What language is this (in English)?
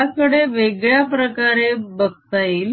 Marathi